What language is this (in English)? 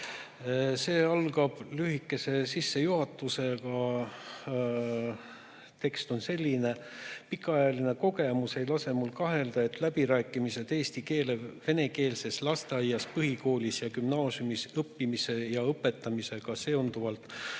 Estonian